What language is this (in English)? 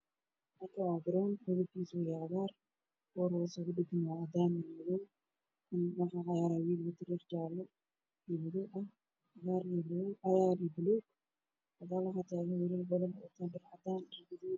Somali